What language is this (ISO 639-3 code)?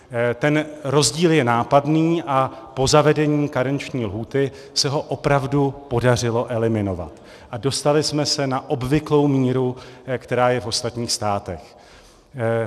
ces